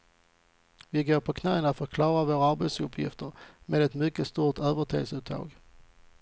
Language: Swedish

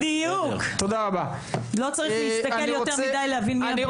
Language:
Hebrew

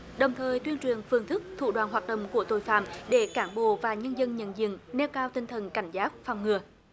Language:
Vietnamese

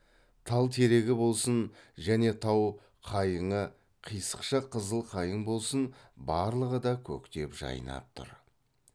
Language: Kazakh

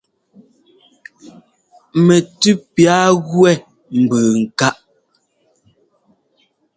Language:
Ngomba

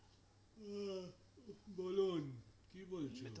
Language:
Bangla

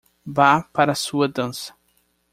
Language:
Portuguese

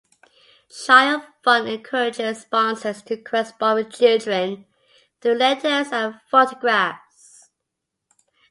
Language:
English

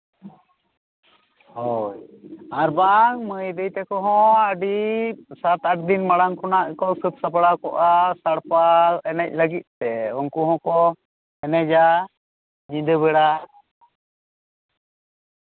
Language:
Santali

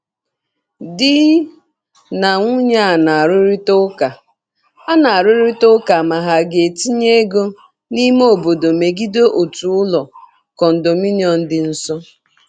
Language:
Igbo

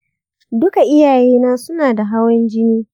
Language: Hausa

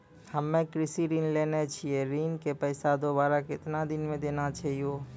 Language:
Maithili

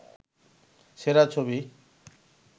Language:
Bangla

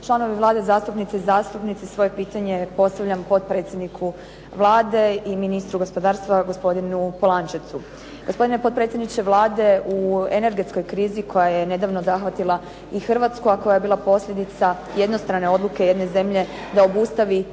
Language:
Croatian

